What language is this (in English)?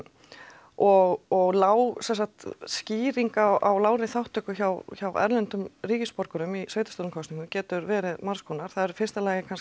Icelandic